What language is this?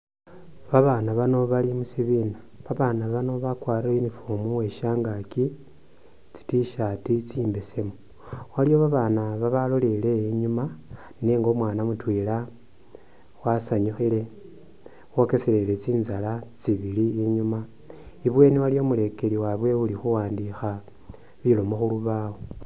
Masaaba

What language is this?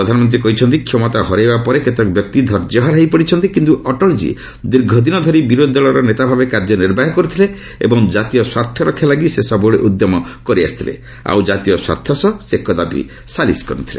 Odia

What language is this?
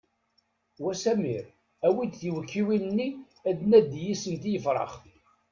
Kabyle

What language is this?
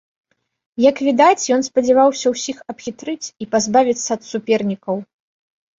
Belarusian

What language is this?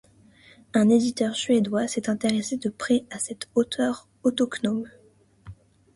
French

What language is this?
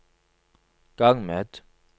Norwegian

